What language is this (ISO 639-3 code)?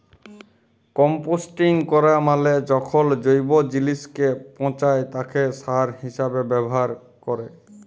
ben